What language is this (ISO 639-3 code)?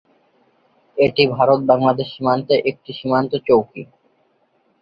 ben